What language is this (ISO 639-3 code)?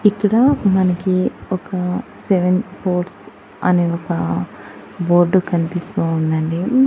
tel